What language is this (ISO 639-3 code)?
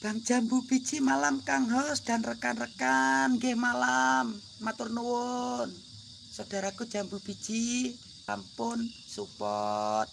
ind